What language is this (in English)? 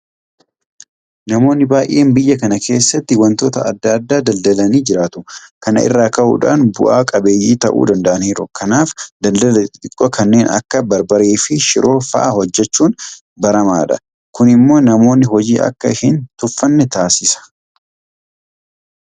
Oromo